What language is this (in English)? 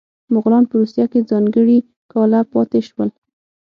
Pashto